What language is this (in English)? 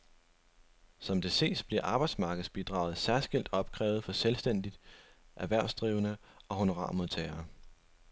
Danish